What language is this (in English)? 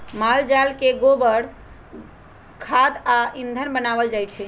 Magahi